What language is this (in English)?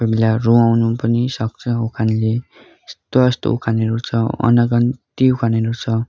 Nepali